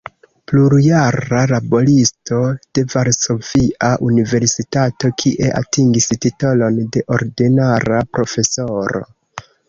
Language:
Esperanto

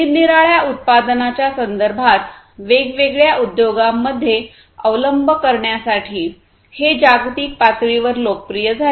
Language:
Marathi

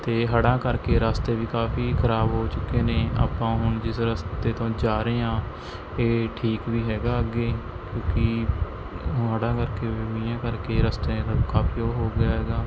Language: Punjabi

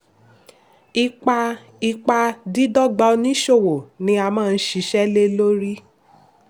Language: Yoruba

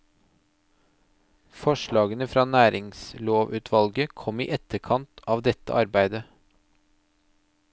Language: Norwegian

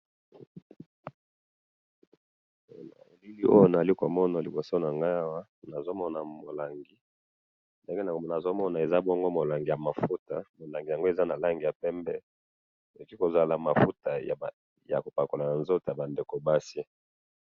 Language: Lingala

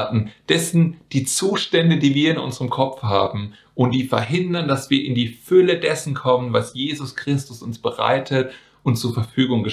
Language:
German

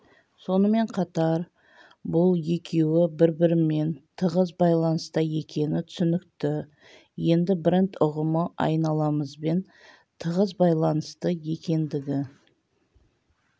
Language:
Kazakh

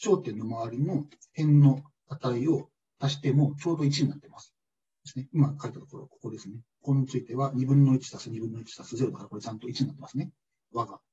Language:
Japanese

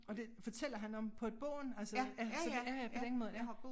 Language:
Danish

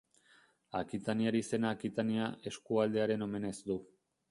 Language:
Basque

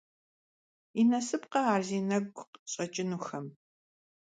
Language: Kabardian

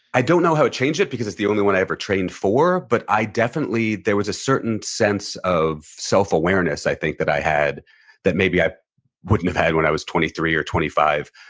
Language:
English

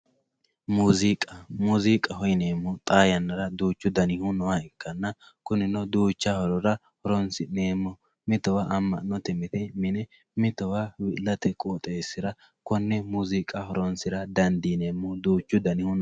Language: Sidamo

